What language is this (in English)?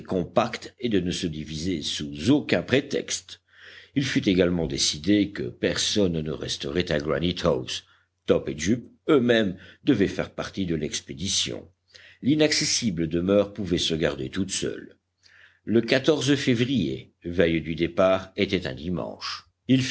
French